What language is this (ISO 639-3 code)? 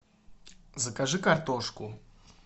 rus